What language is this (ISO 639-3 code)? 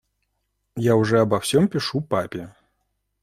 rus